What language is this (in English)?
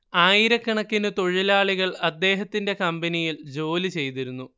Malayalam